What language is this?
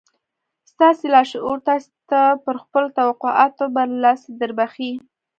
Pashto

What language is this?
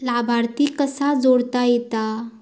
Marathi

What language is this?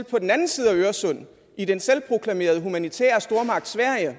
Danish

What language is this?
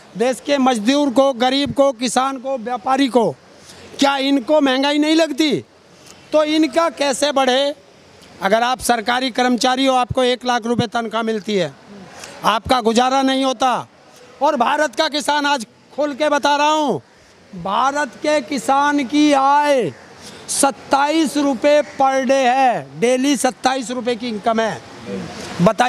Hindi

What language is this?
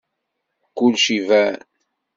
Kabyle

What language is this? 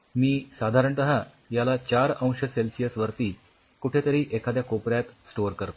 Marathi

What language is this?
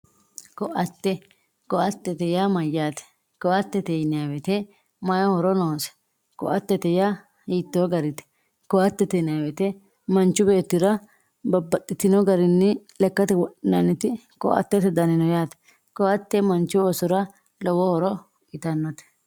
Sidamo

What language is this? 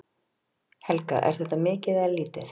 Icelandic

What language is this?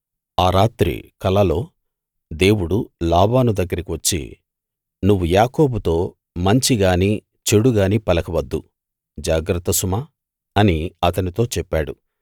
Telugu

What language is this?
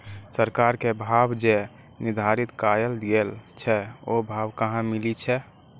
Maithili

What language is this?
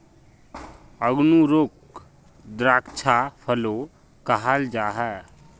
Magahi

